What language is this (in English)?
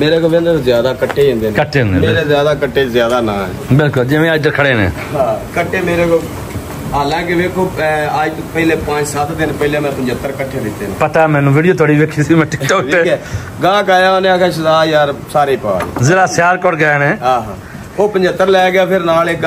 Punjabi